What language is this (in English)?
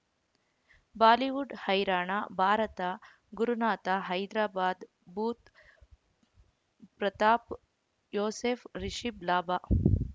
Kannada